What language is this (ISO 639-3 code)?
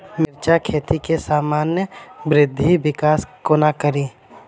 mai